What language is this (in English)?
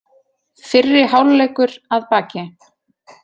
Icelandic